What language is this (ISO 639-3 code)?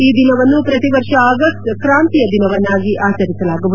kan